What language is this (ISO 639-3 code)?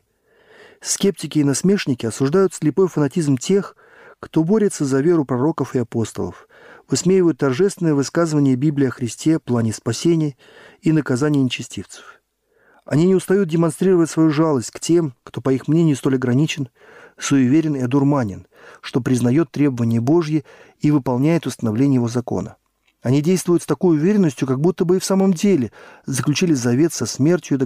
rus